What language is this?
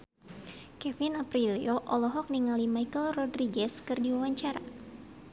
Sundanese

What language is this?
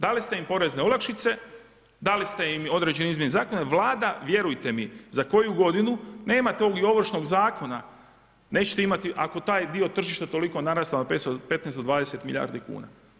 Croatian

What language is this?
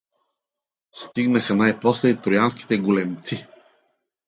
Bulgarian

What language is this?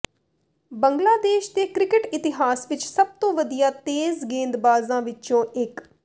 Punjabi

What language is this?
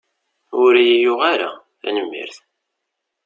Kabyle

